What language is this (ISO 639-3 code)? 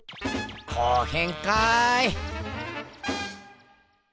jpn